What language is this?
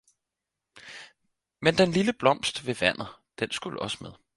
Danish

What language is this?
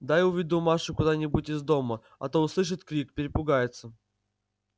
Russian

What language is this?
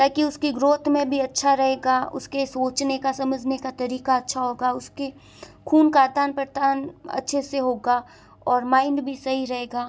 Hindi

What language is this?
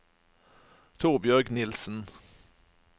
Norwegian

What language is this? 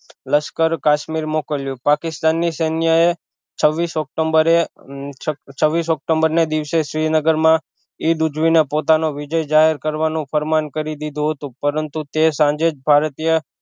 Gujarati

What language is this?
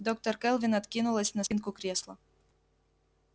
Russian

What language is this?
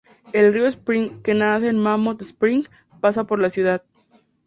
Spanish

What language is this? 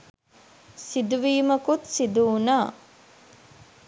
Sinhala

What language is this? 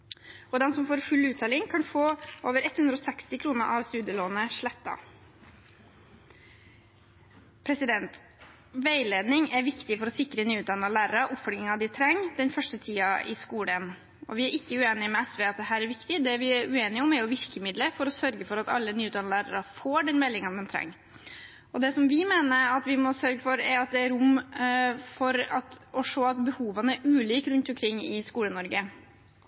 Norwegian Bokmål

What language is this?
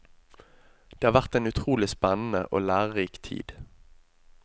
Norwegian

